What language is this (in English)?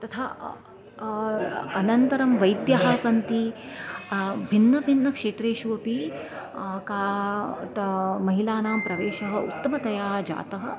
Sanskrit